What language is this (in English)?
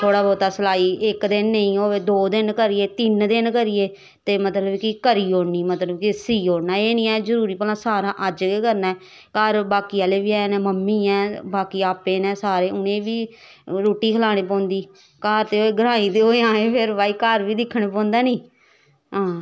Dogri